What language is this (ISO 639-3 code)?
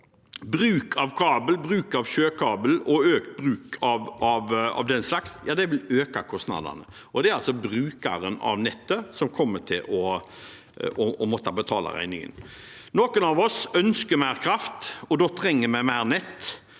nor